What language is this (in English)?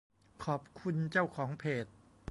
Thai